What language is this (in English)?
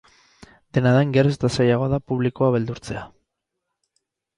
Basque